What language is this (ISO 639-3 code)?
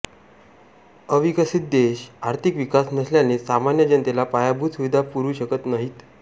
mar